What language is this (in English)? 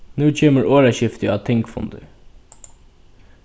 Faroese